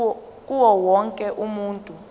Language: Zulu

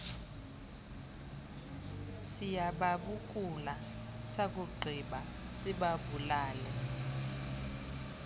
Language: Xhosa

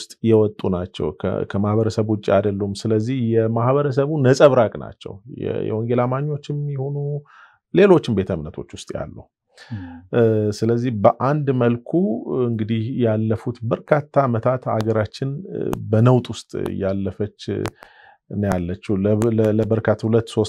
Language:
Arabic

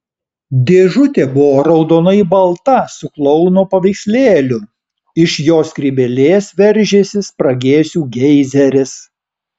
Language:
Lithuanian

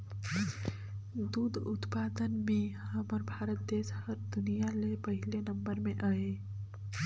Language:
Chhattisgarhi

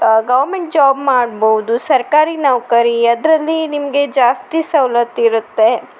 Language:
Kannada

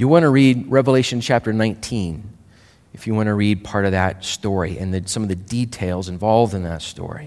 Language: English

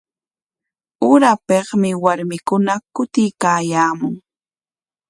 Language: Corongo Ancash Quechua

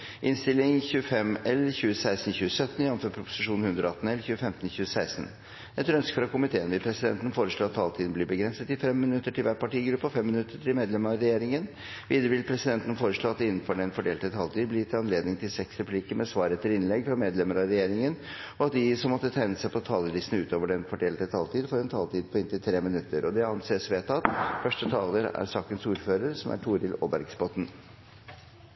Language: Norwegian Bokmål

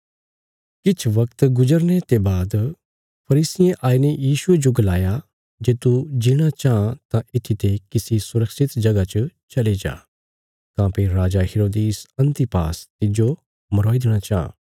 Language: Bilaspuri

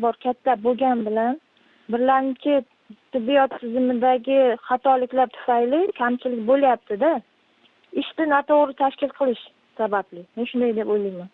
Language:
Uzbek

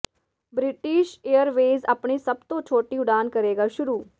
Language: Punjabi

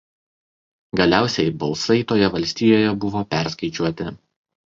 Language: Lithuanian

